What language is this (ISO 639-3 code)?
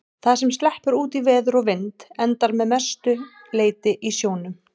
isl